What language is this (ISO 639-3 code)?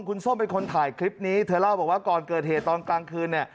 tha